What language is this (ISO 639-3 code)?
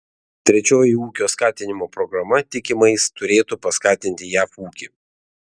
lit